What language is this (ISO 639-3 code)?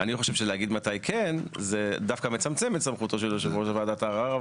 heb